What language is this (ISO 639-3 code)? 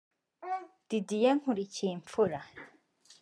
kin